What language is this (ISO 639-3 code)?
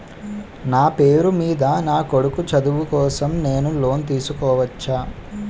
tel